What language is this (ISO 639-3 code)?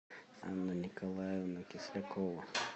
rus